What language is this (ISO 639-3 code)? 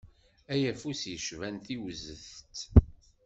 kab